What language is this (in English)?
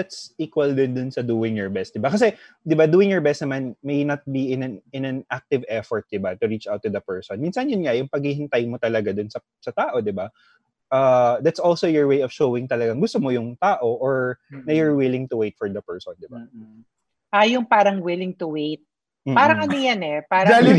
Filipino